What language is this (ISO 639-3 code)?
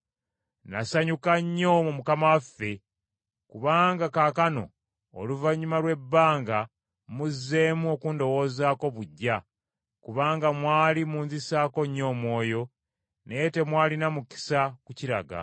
lug